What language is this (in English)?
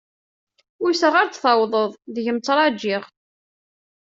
Kabyle